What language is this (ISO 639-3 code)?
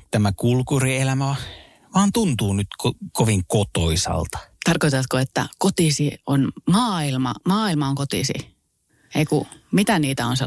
fin